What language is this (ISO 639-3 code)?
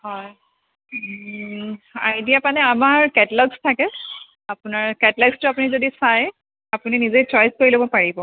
asm